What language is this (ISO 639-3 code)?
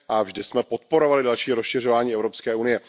ces